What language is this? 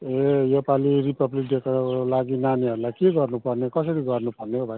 Nepali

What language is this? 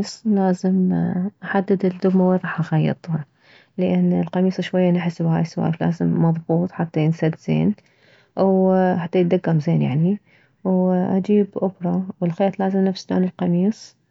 Mesopotamian Arabic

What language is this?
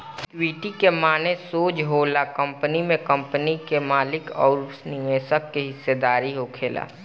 Bhojpuri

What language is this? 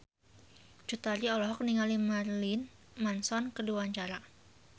Sundanese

